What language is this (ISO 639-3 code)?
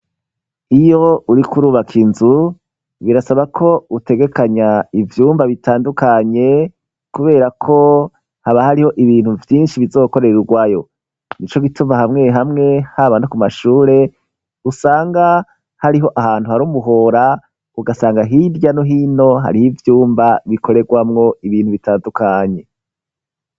run